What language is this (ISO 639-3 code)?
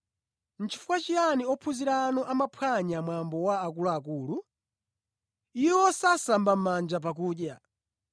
nya